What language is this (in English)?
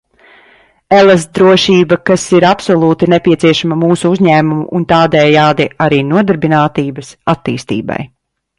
Latvian